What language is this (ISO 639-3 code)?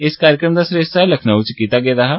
doi